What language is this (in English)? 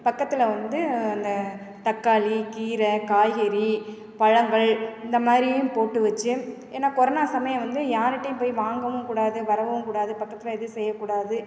Tamil